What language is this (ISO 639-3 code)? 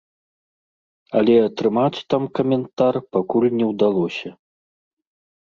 bel